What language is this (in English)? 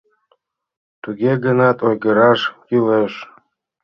Mari